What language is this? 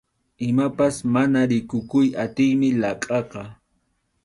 Arequipa-La Unión Quechua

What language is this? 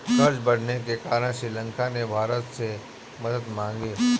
Hindi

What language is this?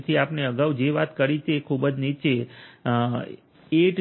Gujarati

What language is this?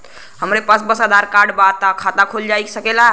Bhojpuri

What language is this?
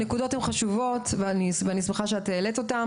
Hebrew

